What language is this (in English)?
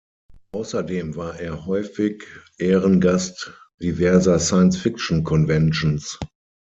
German